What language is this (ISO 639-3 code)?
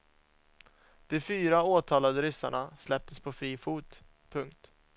swe